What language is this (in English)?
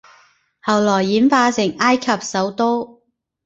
Cantonese